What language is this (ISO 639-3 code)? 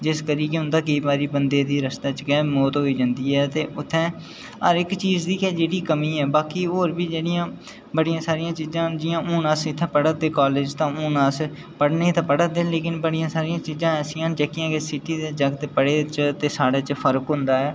doi